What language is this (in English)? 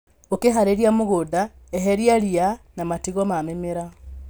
Kikuyu